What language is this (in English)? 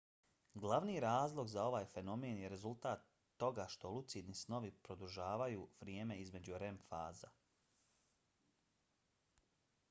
Bosnian